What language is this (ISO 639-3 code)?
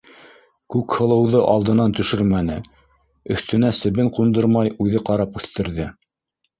bak